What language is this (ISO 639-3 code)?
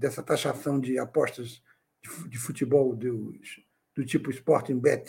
por